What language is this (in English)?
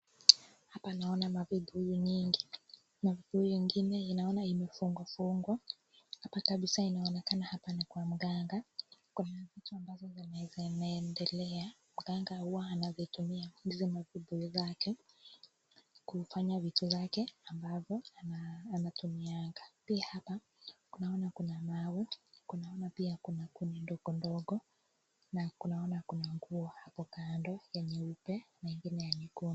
Swahili